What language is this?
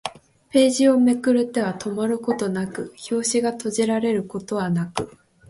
Japanese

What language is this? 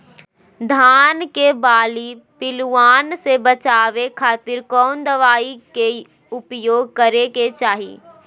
Magahi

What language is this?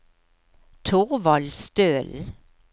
Norwegian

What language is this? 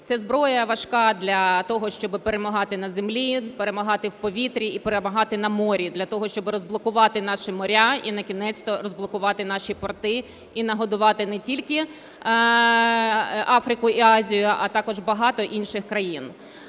Ukrainian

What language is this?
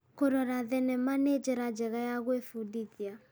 Kikuyu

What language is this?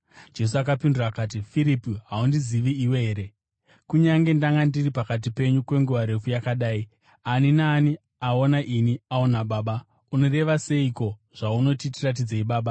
Shona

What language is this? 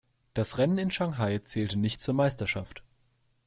German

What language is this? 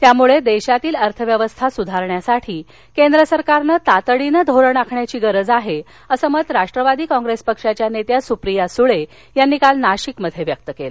Marathi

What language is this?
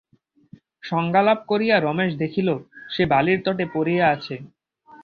Bangla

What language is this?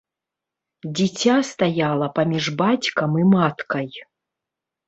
Belarusian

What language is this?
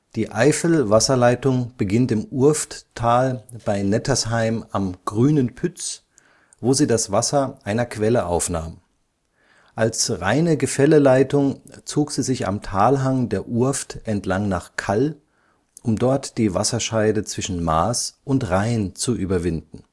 German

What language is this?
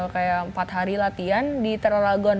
Indonesian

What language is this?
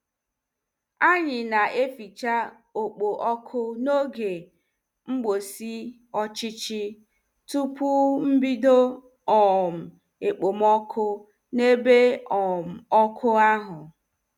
Igbo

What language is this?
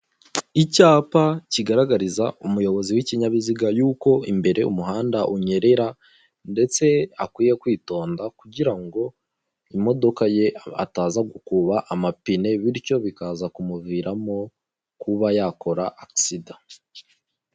Kinyarwanda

